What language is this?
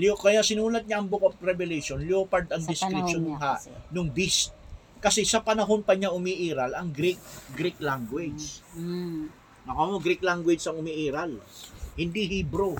Filipino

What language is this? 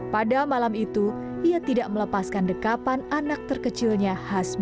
Indonesian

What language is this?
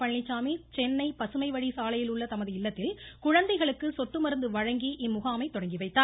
Tamil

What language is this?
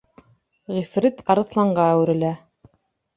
Bashkir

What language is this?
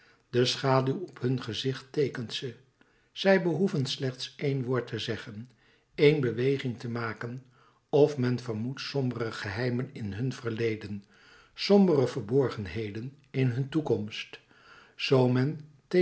Dutch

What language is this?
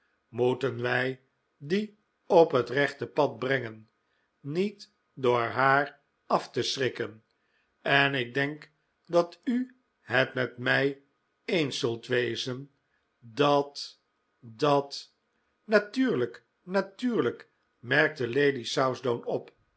Dutch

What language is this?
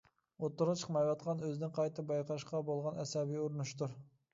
Uyghur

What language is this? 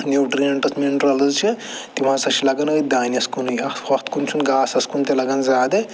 Kashmiri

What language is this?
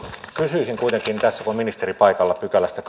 Finnish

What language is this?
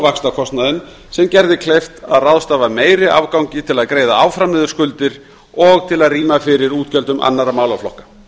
Icelandic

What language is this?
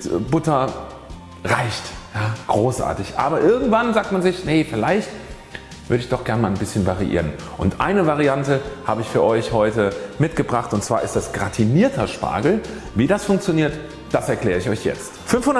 German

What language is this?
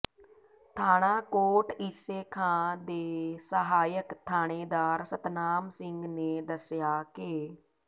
Punjabi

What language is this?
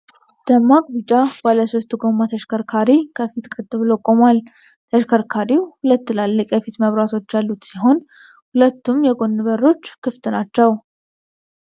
Amharic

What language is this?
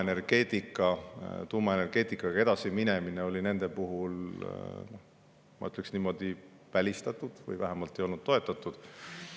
Estonian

